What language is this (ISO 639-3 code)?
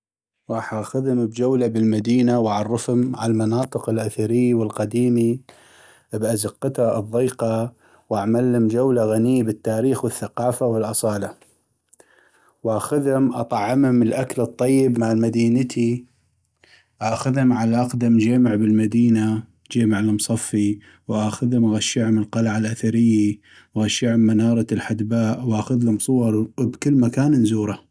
ayp